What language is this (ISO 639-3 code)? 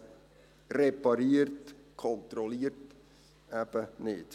gsw